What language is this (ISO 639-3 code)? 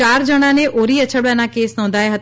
guj